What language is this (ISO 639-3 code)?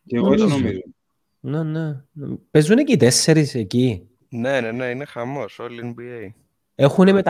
ell